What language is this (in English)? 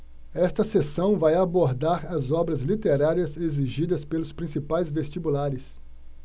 Portuguese